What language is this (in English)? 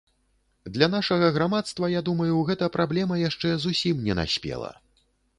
Belarusian